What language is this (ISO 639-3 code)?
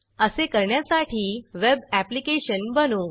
mar